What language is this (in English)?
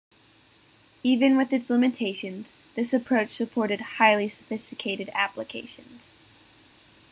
English